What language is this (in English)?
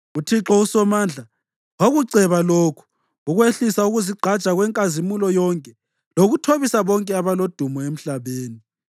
North Ndebele